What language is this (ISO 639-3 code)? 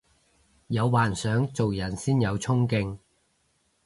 yue